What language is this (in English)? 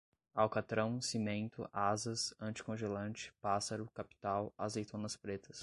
Portuguese